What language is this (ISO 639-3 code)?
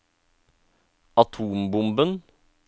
nor